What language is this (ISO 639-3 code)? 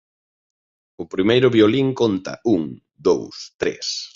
glg